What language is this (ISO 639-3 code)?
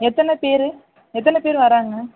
tam